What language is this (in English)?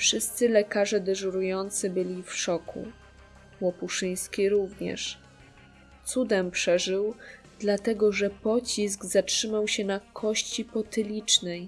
Polish